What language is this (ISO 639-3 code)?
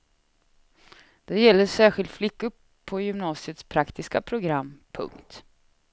swe